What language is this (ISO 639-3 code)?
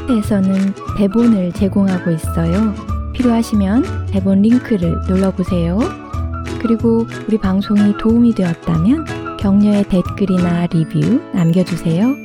kor